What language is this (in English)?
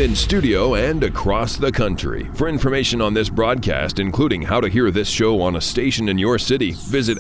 English